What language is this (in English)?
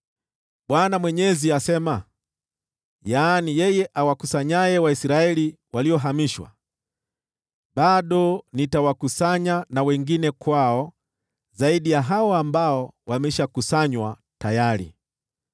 Swahili